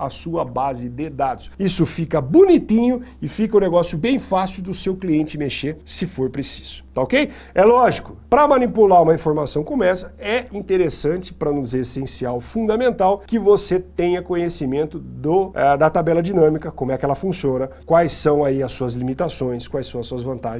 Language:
Portuguese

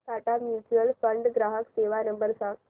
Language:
Marathi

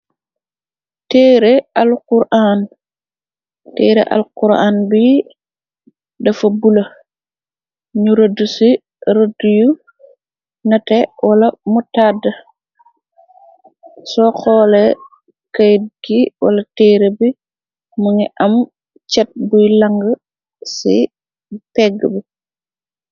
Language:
Wolof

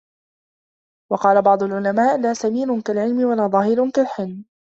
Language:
Arabic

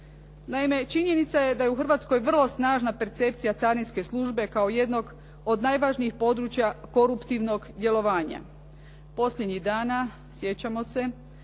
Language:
Croatian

